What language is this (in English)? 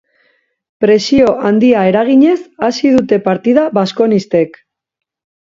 Basque